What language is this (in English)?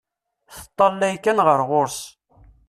Kabyle